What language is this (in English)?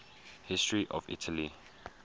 English